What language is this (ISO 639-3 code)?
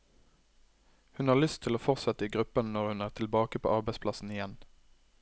nor